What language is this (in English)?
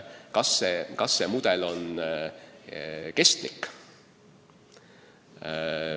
Estonian